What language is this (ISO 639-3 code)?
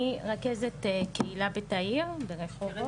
heb